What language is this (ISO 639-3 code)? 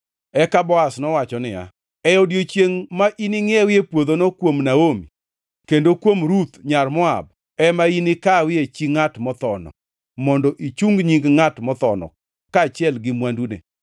luo